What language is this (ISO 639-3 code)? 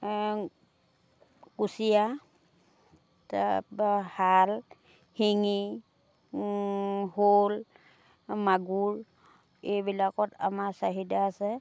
asm